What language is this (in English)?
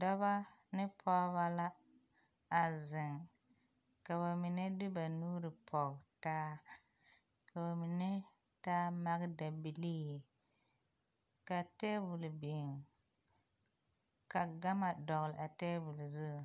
Southern Dagaare